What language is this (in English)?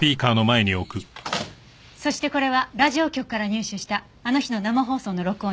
Japanese